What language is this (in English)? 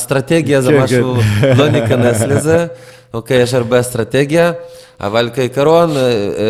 Hebrew